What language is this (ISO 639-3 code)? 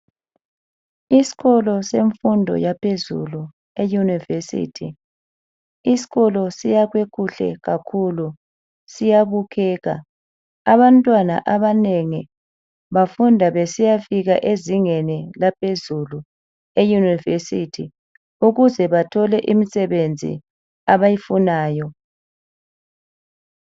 nde